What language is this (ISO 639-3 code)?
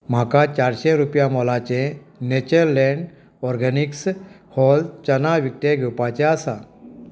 kok